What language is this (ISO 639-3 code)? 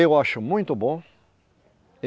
por